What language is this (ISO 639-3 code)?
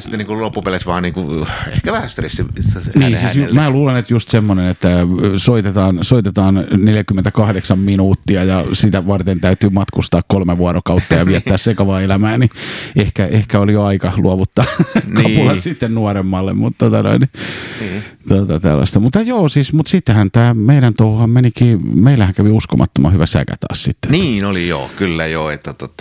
fin